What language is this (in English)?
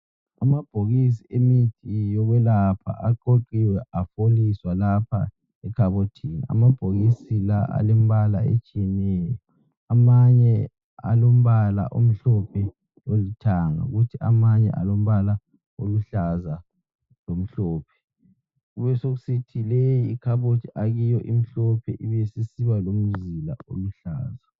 North Ndebele